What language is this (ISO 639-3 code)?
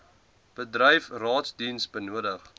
afr